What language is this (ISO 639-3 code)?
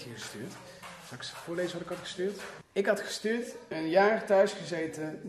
nld